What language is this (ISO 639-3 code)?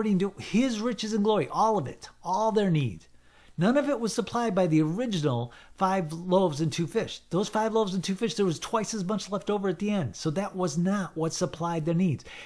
eng